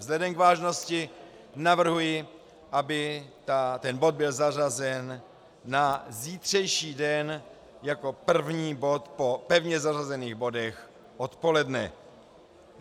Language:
Czech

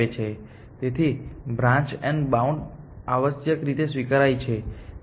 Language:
Gujarati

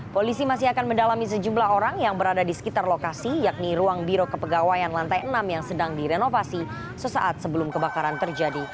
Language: Indonesian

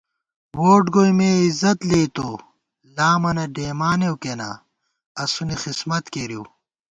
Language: Gawar-Bati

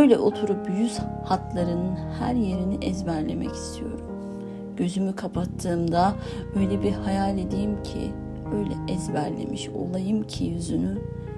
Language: Turkish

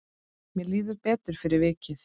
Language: Icelandic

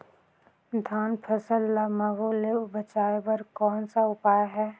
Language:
Chhattisgarhi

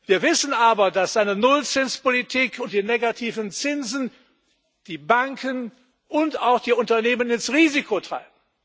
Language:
German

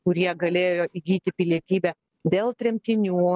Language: Lithuanian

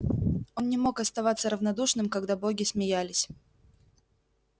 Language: Russian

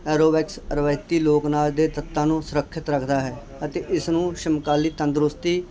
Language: Punjabi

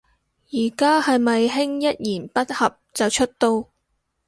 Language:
Cantonese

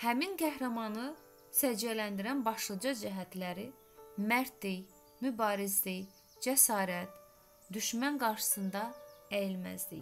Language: Turkish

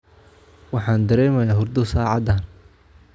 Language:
Somali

